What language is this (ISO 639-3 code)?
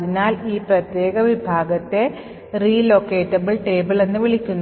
mal